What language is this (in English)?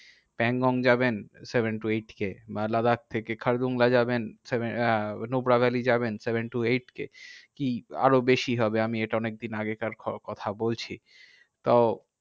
Bangla